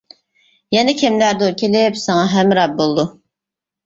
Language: Uyghur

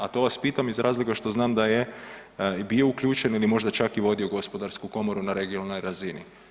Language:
Croatian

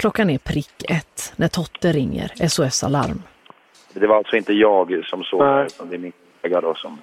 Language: Swedish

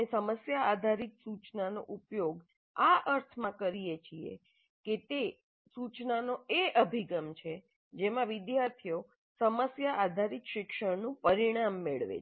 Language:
Gujarati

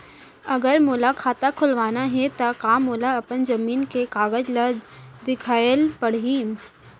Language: Chhattisgarhi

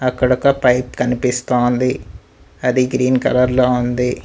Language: Telugu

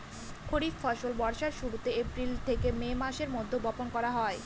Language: Bangla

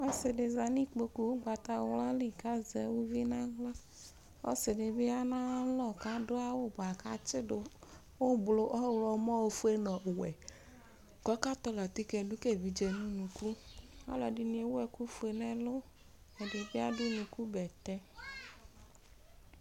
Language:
Ikposo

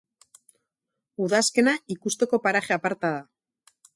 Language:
Basque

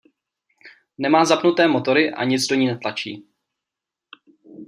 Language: Czech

